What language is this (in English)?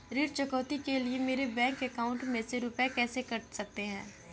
Hindi